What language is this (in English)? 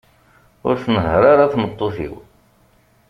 Kabyle